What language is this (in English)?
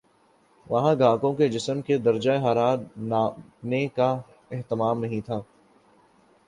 Urdu